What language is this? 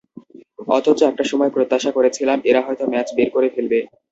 Bangla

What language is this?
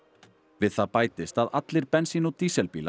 Icelandic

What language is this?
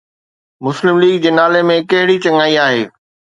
Sindhi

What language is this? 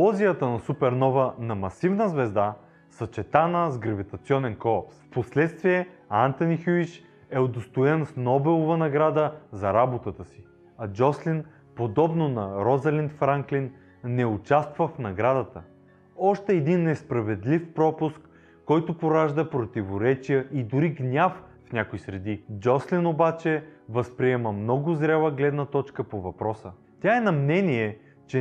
Bulgarian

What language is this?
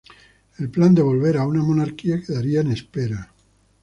Spanish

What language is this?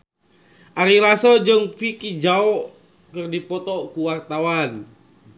Sundanese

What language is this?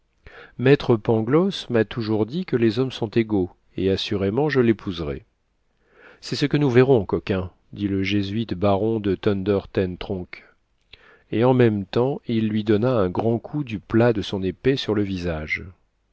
French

